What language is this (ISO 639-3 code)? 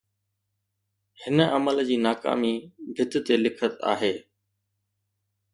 snd